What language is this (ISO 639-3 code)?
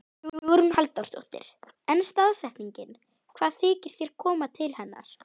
isl